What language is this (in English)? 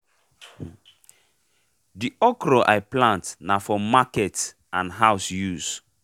Nigerian Pidgin